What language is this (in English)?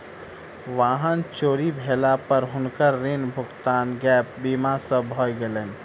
Maithili